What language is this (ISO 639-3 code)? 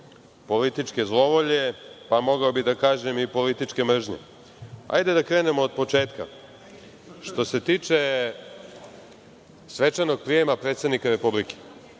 srp